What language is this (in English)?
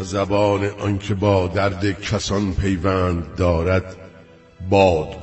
Persian